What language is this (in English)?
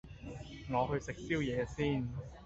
Cantonese